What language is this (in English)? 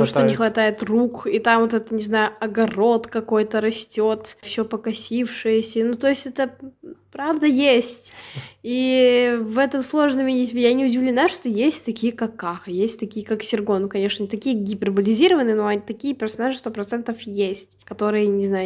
Russian